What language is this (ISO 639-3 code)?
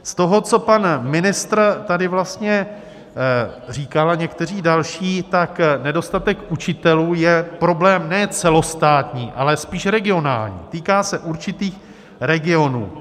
ces